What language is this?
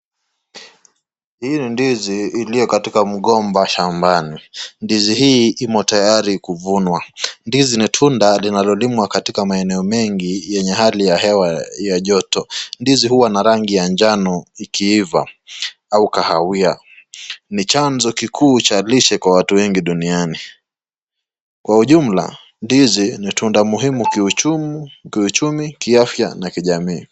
Swahili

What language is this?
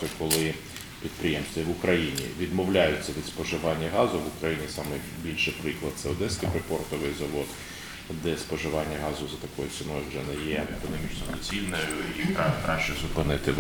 Ukrainian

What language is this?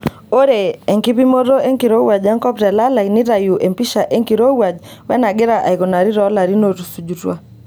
Masai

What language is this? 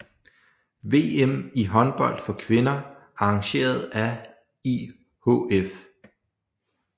Danish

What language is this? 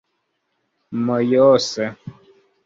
Esperanto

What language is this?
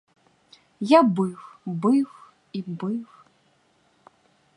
Ukrainian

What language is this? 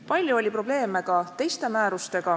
Estonian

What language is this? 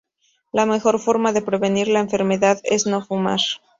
Spanish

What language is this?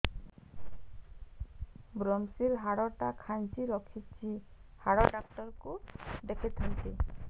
Odia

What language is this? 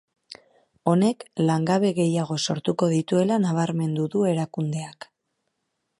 Basque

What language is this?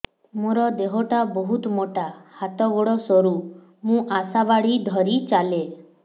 Odia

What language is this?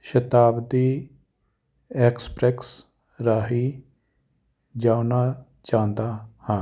Punjabi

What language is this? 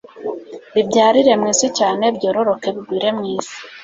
Kinyarwanda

